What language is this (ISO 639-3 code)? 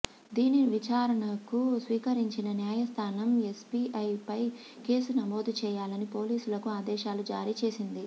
tel